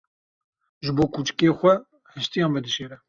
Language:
Kurdish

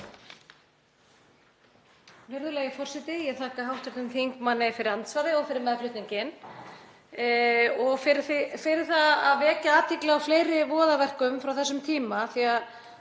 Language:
Icelandic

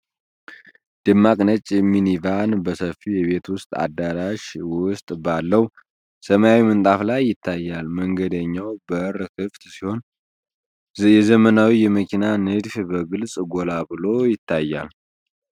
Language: Amharic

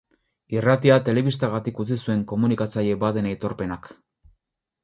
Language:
Basque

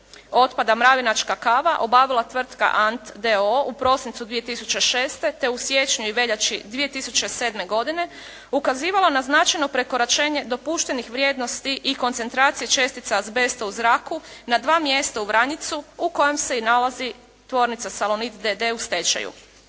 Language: Croatian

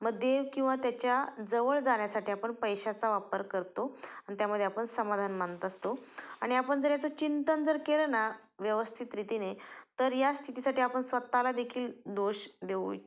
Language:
Marathi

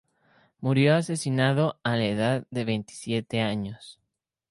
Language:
Spanish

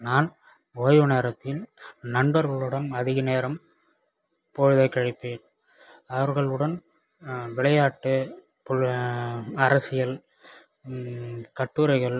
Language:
Tamil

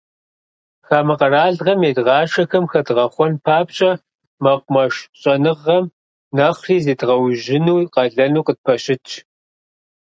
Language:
Kabardian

